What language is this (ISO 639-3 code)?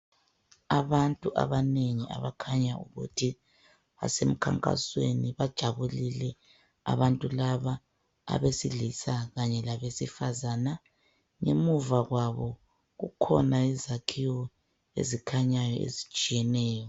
nde